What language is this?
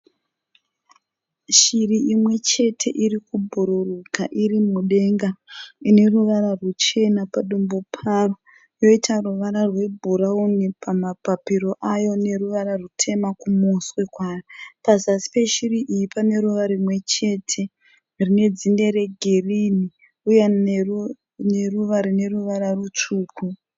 Shona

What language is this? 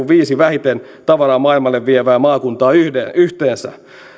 Finnish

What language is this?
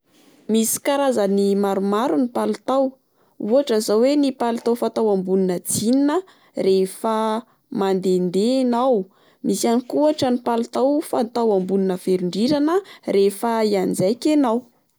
Malagasy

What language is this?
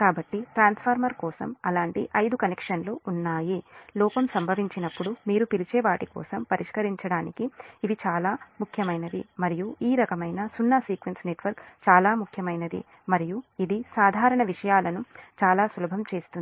Telugu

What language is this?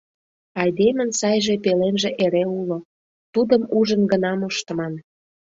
Mari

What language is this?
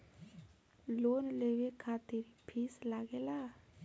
Bhojpuri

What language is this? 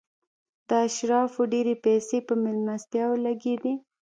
Pashto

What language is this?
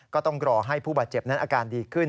Thai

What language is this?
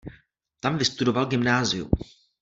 Czech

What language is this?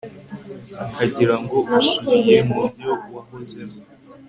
Kinyarwanda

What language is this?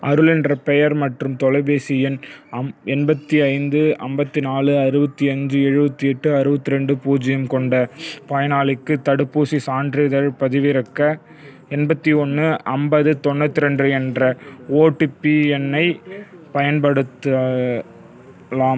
Tamil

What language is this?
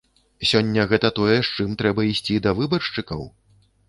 Belarusian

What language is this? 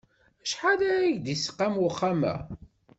Kabyle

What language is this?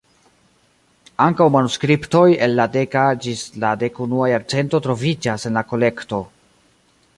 Esperanto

